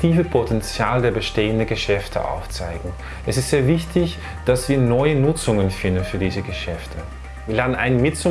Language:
German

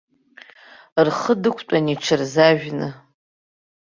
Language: Abkhazian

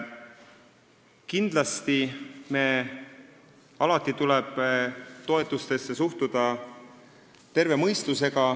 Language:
Estonian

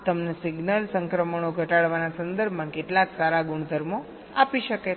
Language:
Gujarati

